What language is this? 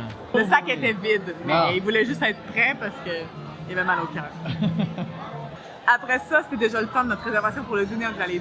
French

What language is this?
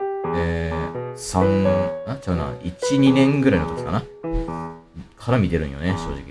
Japanese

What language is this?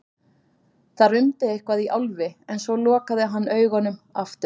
Icelandic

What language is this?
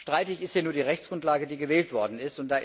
German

